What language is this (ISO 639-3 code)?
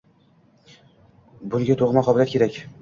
uzb